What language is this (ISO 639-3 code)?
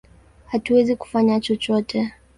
swa